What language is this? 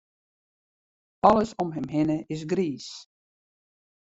Western Frisian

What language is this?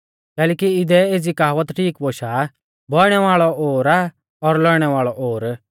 Mahasu Pahari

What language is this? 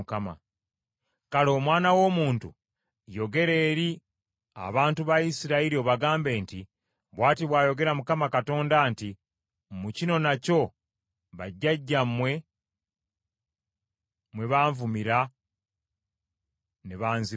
Ganda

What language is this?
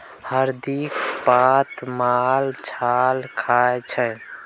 Maithili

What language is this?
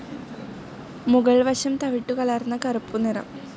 Malayalam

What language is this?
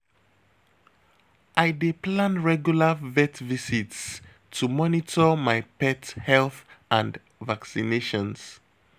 Nigerian Pidgin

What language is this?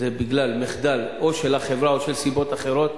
Hebrew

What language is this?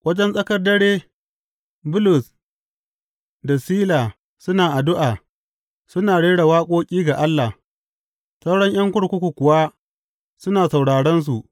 Hausa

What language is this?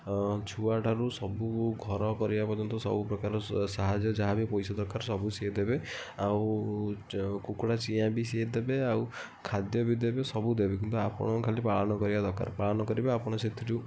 Odia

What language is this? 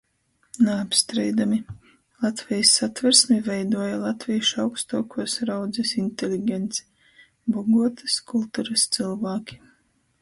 Latgalian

